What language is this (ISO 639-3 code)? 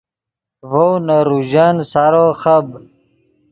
ydg